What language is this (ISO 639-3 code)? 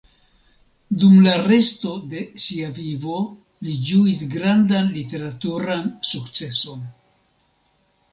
epo